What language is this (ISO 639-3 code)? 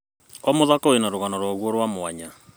kik